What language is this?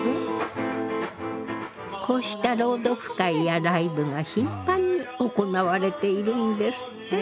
Japanese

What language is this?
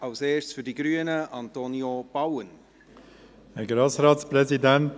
Swiss German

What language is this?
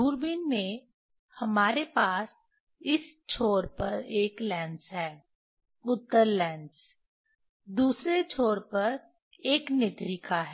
Hindi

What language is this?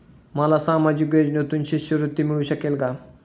Marathi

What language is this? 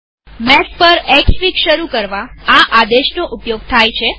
Gujarati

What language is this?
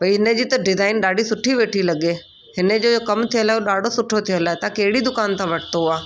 Sindhi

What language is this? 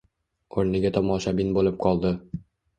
Uzbek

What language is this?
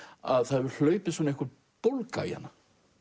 Icelandic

